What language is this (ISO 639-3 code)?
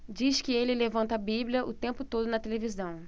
por